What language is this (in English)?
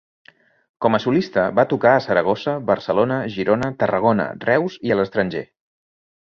Catalan